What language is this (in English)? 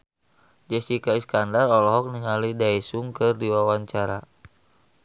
Sundanese